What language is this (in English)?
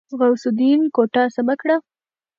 Pashto